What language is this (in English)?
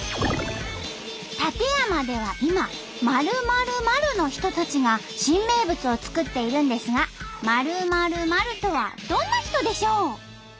Japanese